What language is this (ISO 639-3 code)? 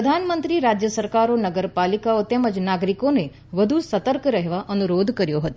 guj